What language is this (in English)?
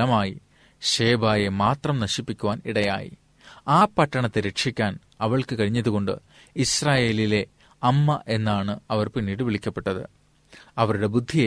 Malayalam